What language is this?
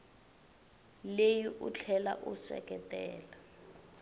Tsonga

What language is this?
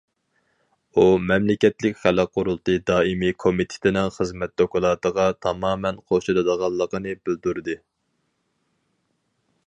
Uyghur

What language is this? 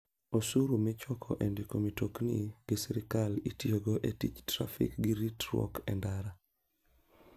Luo (Kenya and Tanzania)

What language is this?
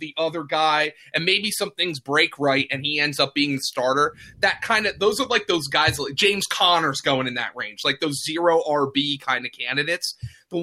English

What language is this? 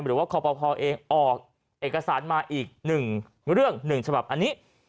Thai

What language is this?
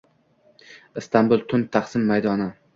Uzbek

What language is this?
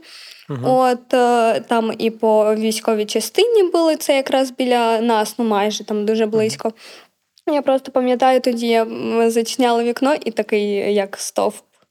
Ukrainian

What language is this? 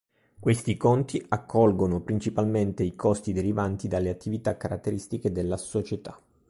Italian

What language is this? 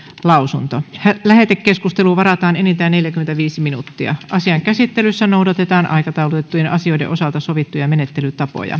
Finnish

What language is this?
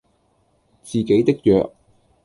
Cantonese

